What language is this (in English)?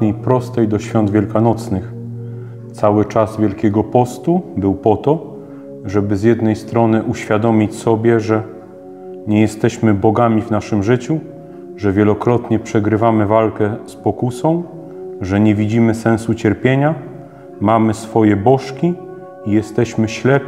Polish